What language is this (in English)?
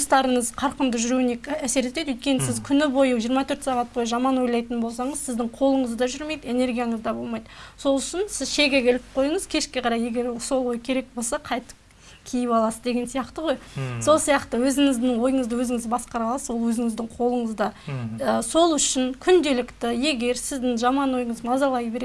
Turkish